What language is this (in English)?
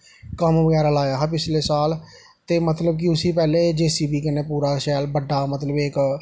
Dogri